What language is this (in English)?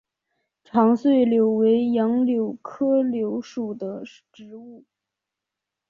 Chinese